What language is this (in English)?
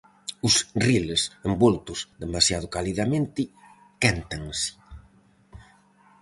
Galician